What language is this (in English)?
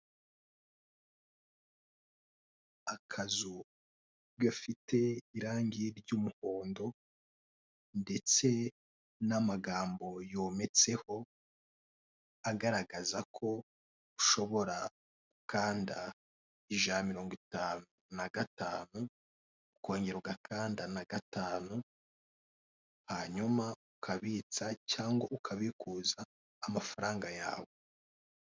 Kinyarwanda